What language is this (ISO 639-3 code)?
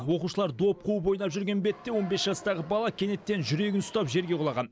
kaz